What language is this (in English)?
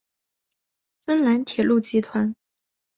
Chinese